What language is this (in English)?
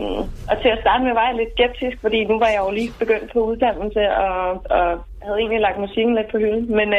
Danish